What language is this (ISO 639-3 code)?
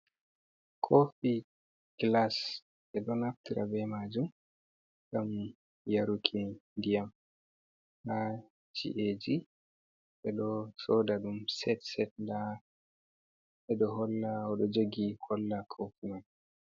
ful